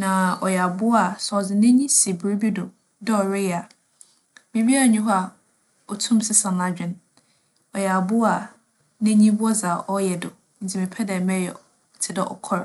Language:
Akan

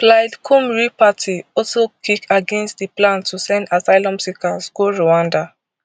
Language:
Nigerian Pidgin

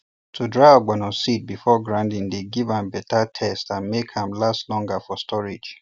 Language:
Nigerian Pidgin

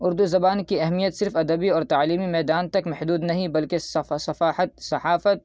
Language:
Urdu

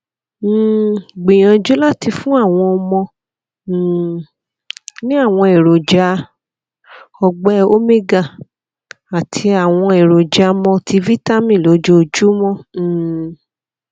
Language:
Yoruba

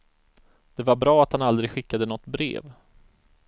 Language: Swedish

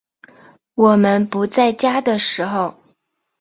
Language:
Chinese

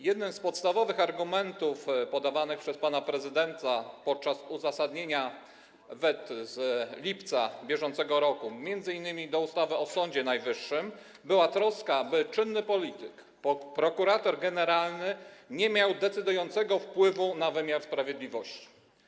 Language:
Polish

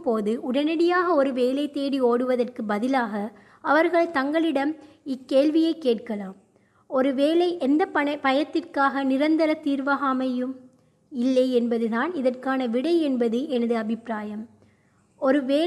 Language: Tamil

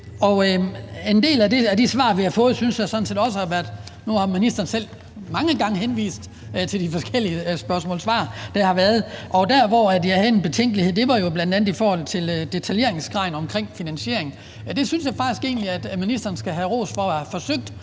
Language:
Danish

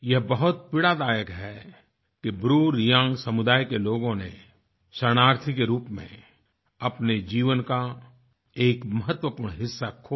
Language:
Hindi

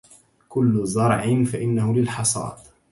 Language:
Arabic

